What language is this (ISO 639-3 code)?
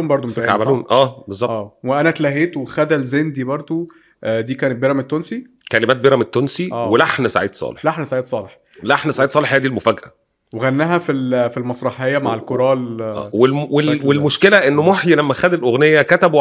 ara